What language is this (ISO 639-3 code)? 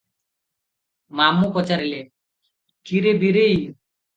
ori